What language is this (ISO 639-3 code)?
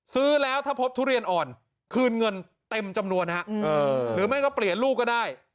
tha